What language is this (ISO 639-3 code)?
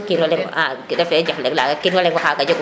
srr